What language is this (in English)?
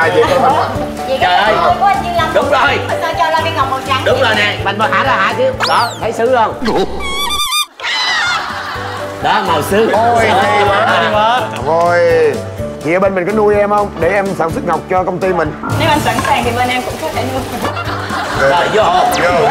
Vietnamese